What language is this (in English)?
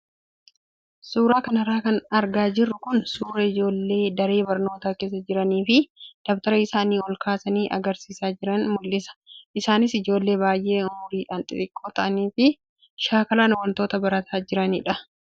Oromo